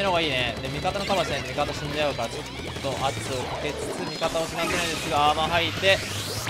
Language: Japanese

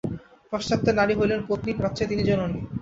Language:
Bangla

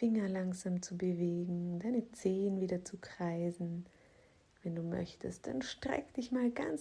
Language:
German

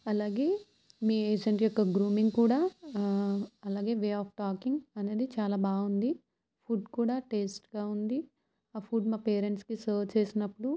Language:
Telugu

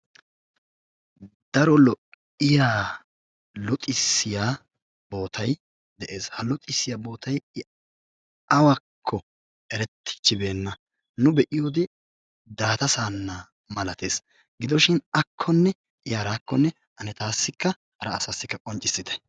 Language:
Wolaytta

